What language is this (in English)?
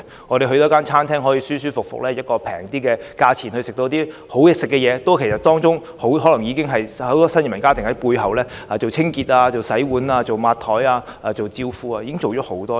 Cantonese